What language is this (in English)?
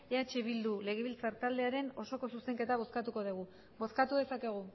Basque